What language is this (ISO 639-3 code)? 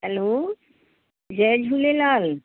snd